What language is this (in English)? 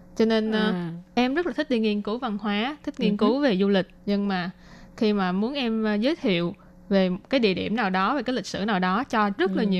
Vietnamese